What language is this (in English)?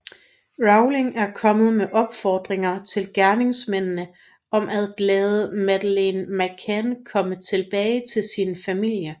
Danish